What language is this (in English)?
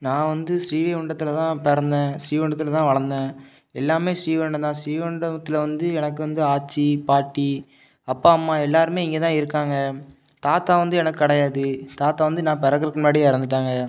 Tamil